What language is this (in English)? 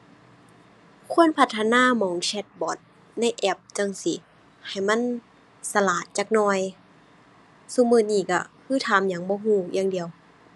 Thai